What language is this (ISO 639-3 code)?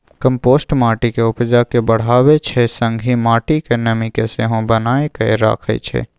mai